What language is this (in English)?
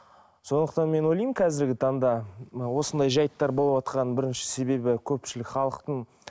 Kazakh